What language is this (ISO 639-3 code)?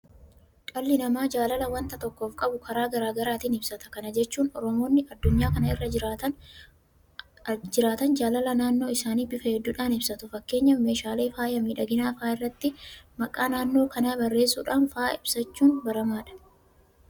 orm